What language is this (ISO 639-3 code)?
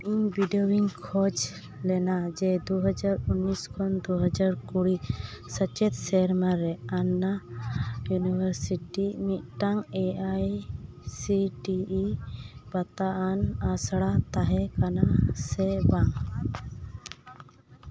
sat